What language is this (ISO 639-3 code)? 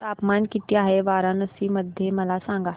mar